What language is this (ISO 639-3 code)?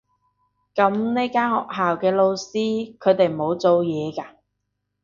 yue